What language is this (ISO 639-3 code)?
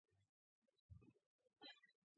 kat